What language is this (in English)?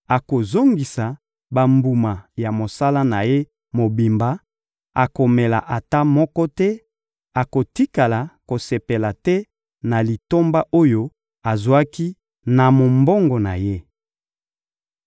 Lingala